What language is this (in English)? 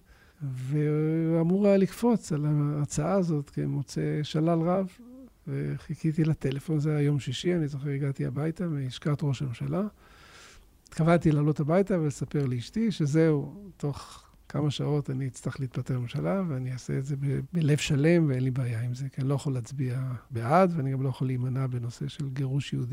Hebrew